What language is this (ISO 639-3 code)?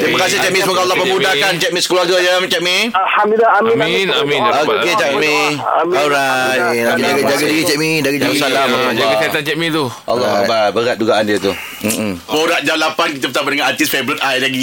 msa